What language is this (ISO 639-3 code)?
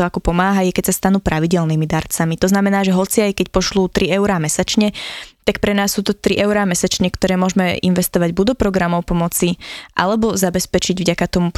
slk